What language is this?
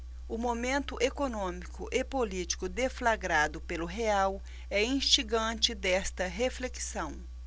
Portuguese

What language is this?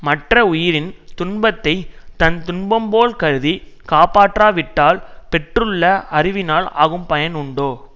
Tamil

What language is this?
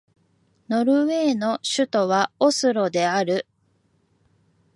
Japanese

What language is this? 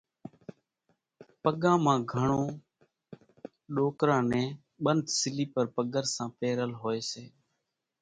Kachi Koli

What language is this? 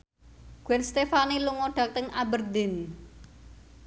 Javanese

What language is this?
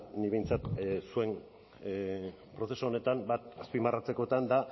Basque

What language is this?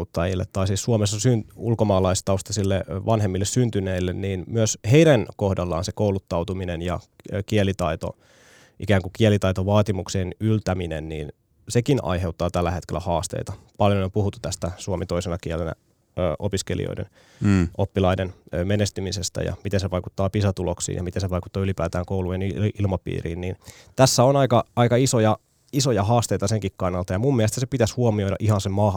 Finnish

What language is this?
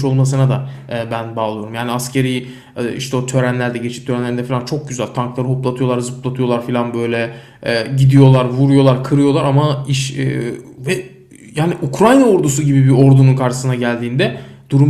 Turkish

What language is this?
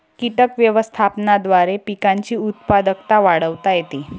Marathi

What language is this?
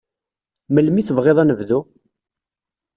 Kabyle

